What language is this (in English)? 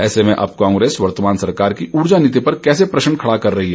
Hindi